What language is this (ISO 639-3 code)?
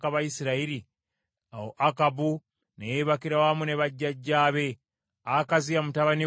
lug